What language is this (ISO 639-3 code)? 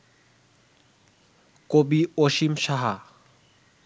ben